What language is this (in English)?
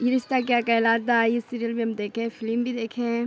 Urdu